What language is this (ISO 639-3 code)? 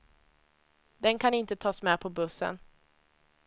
swe